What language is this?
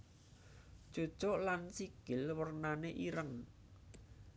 Javanese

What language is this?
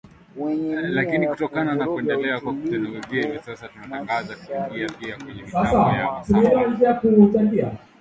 Swahili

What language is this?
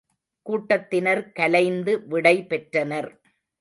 Tamil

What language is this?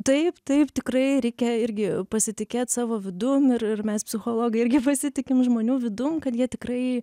Lithuanian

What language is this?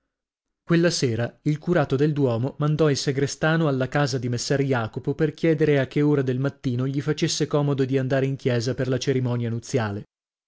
Italian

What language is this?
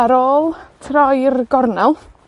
Welsh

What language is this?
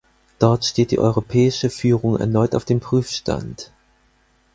German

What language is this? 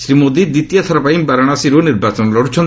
Odia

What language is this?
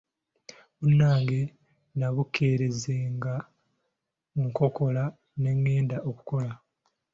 Ganda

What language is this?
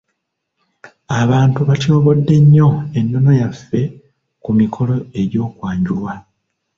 Ganda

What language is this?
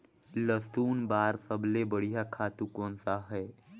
Chhattisgarhi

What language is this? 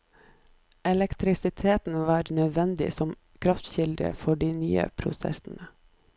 Norwegian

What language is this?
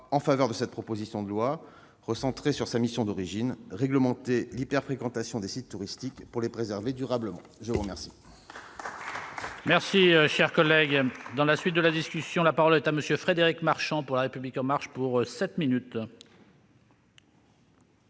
French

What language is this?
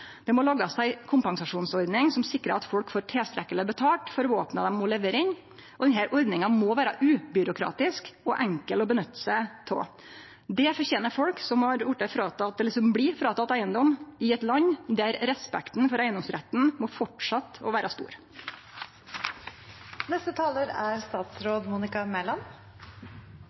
Norwegian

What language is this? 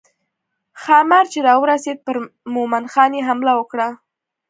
Pashto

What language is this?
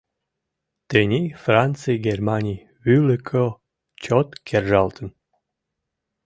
Mari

